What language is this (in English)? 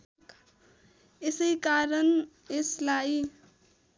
Nepali